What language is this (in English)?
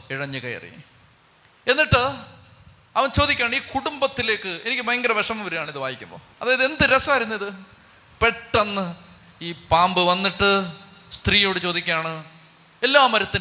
Malayalam